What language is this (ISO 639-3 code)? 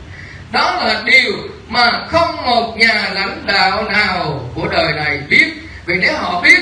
vie